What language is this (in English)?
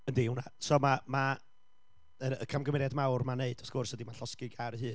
Welsh